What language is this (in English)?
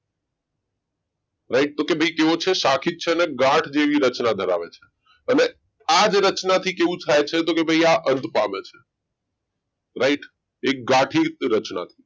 Gujarati